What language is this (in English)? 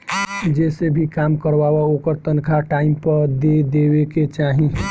Bhojpuri